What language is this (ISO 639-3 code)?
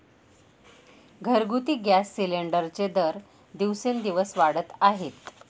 mar